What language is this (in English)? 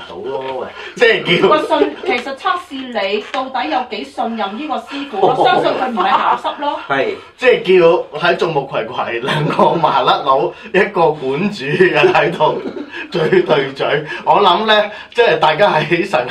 Chinese